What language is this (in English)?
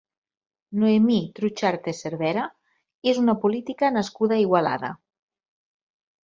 Catalan